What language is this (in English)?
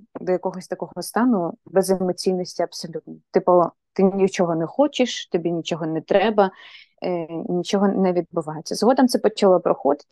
Ukrainian